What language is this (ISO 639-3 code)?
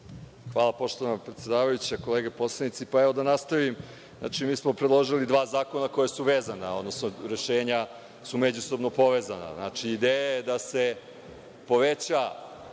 srp